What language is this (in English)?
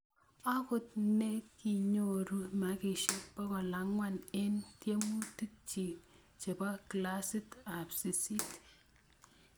Kalenjin